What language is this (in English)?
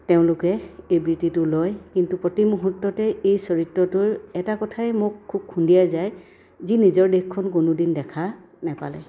Assamese